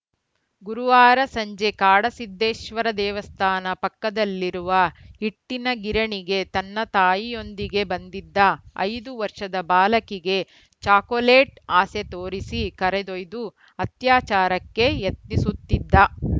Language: Kannada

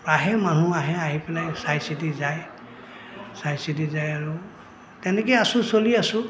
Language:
Assamese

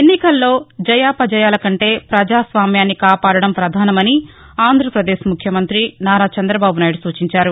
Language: Telugu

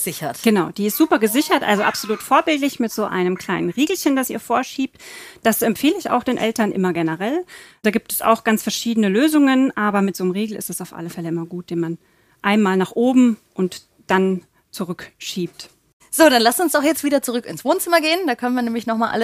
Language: German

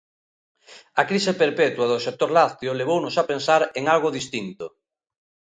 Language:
Galician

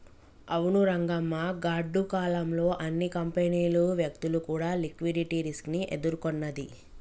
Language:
Telugu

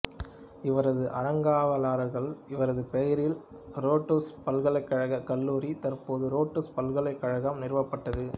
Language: Tamil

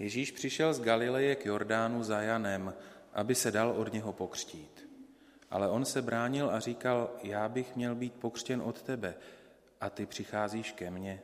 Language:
Czech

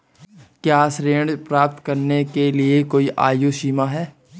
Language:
Hindi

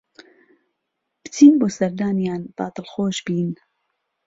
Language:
Central Kurdish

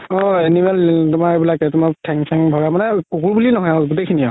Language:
Assamese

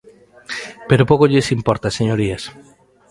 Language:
Galician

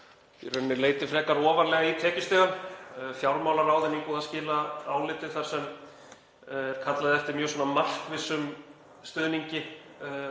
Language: Icelandic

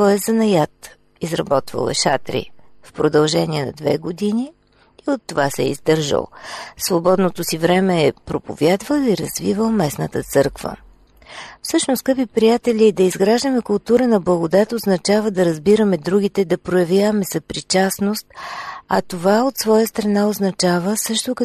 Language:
Bulgarian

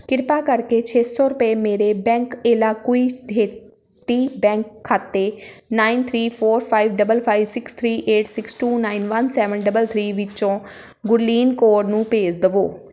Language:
Punjabi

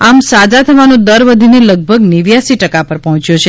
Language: Gujarati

